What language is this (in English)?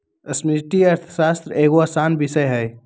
Magahi